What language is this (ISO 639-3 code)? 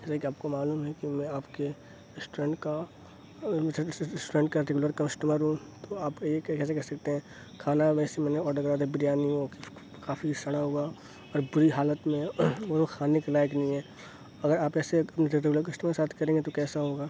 urd